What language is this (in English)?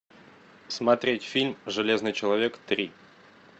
Russian